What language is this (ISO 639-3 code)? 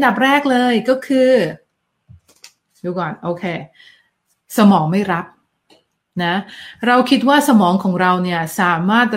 tha